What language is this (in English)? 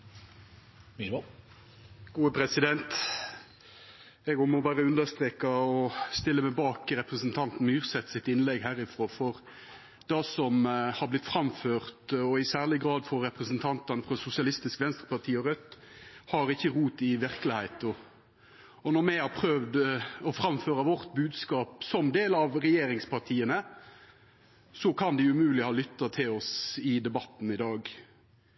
Norwegian Nynorsk